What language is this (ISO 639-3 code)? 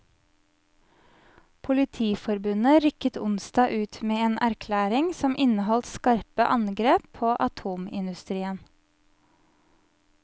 nor